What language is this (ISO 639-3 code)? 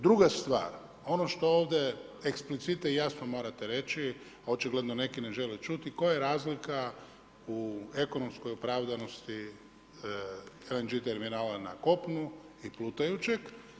hrv